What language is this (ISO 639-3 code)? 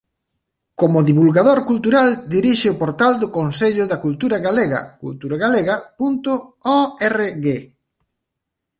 glg